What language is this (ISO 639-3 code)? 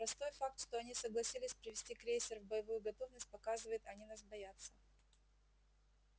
rus